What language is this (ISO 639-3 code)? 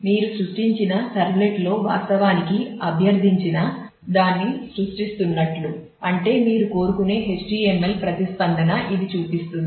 tel